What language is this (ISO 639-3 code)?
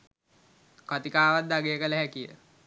sin